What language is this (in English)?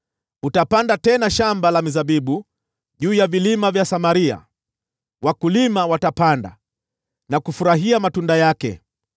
Swahili